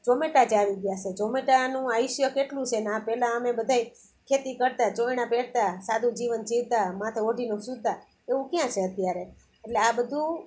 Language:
Gujarati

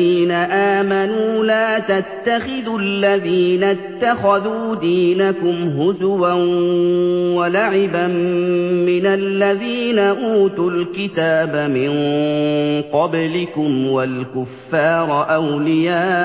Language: Arabic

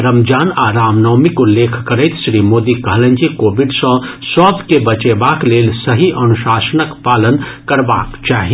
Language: Maithili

